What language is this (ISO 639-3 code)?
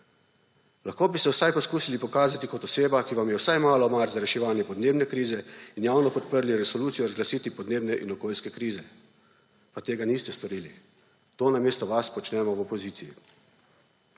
slv